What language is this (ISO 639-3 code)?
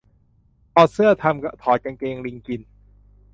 tha